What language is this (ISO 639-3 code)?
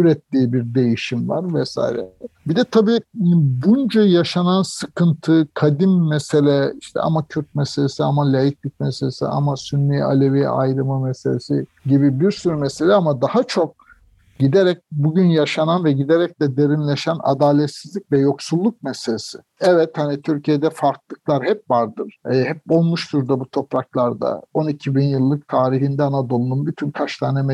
tur